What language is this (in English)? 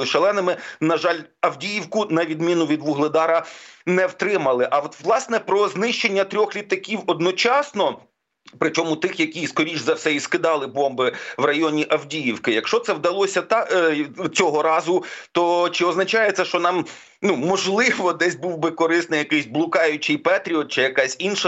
Ukrainian